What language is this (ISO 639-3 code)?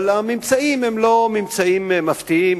heb